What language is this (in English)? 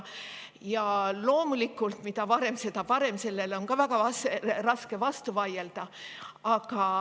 Estonian